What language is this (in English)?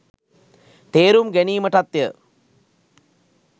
Sinhala